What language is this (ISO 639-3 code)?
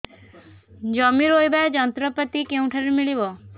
ori